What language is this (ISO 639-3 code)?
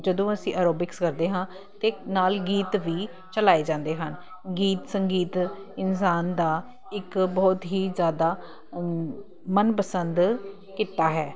pan